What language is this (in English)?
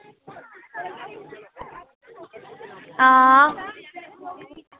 Dogri